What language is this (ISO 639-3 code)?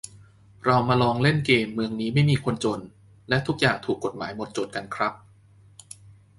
tha